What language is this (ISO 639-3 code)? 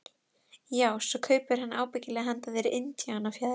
isl